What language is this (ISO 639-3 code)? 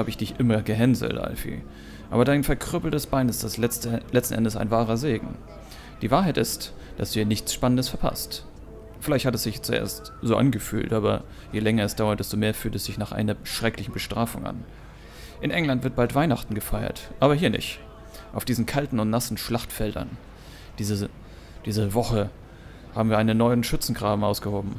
deu